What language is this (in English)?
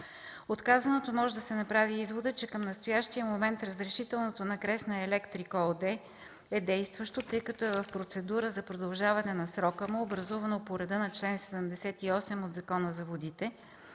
Bulgarian